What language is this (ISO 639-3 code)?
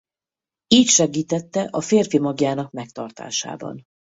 hun